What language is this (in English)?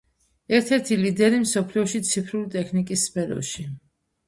Georgian